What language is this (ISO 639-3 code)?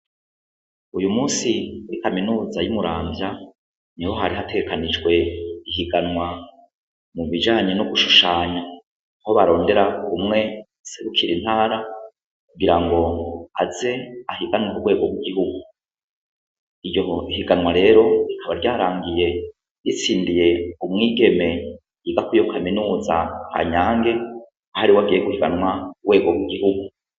run